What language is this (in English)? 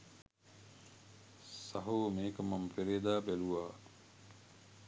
Sinhala